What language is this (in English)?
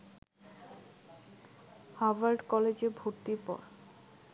Bangla